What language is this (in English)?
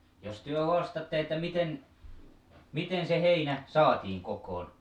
Finnish